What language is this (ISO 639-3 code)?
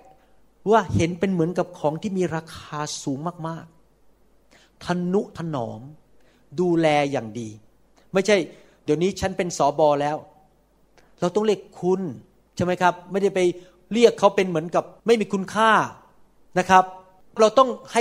tha